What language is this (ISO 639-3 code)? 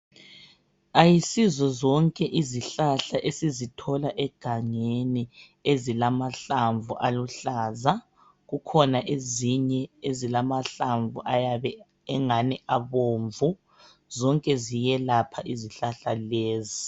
nde